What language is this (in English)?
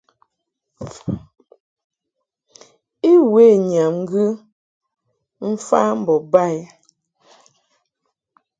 Mungaka